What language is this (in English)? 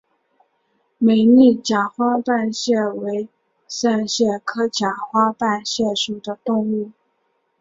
Chinese